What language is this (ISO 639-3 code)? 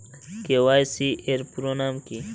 ben